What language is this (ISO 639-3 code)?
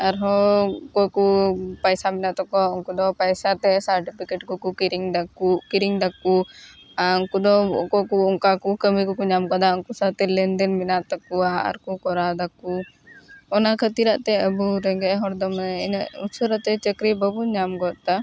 sat